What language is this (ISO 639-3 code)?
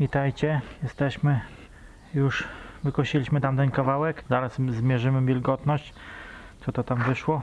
pol